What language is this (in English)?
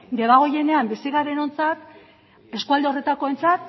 Basque